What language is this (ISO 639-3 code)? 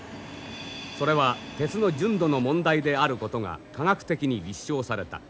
jpn